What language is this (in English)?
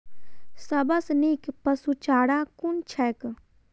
Maithili